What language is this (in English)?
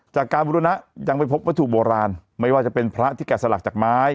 Thai